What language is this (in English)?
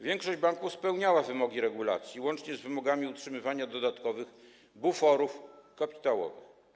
Polish